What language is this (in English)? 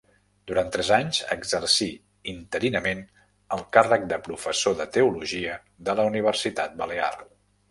Catalan